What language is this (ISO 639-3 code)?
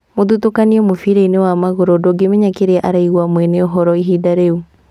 kik